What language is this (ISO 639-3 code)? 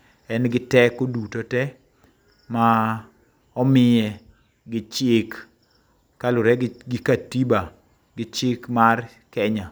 luo